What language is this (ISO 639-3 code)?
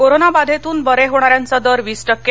mar